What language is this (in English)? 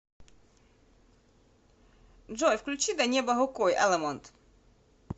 Russian